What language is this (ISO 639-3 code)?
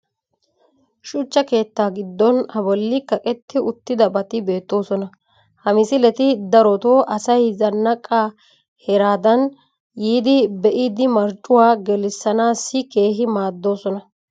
wal